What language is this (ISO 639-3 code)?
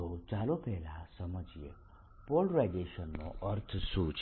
guj